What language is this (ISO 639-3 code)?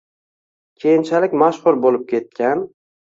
uzb